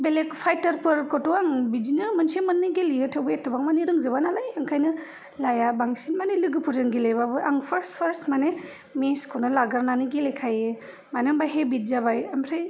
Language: Bodo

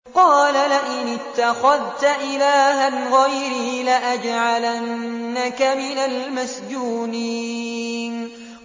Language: Arabic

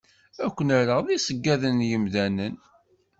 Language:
Kabyle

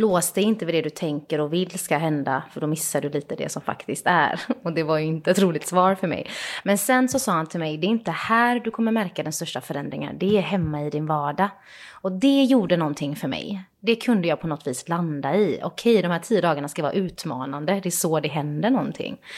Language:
Swedish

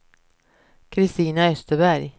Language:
Swedish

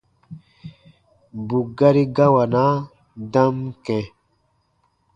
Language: Baatonum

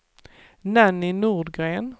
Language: Swedish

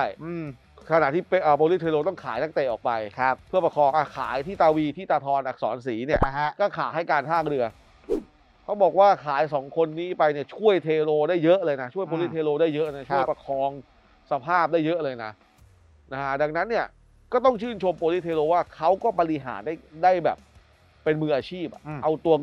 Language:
Thai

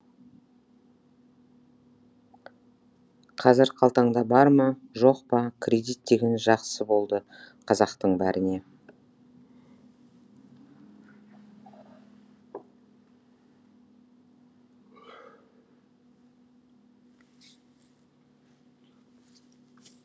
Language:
Kazakh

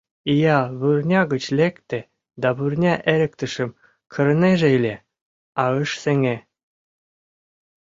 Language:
Mari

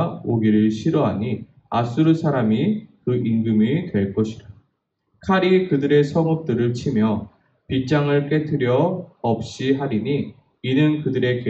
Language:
Korean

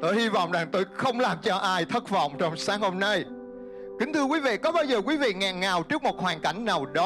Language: Vietnamese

